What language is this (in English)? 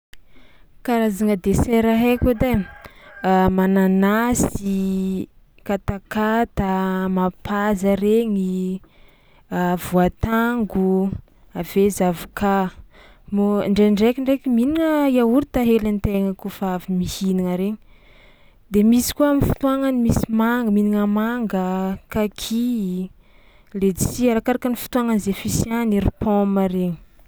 Tsimihety Malagasy